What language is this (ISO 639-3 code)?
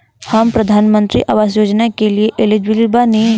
bho